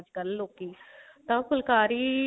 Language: Punjabi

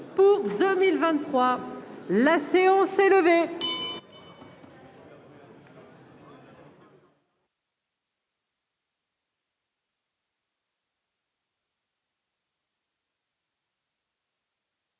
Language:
French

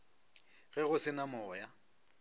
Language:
Northern Sotho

